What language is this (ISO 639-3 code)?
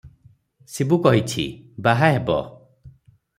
ori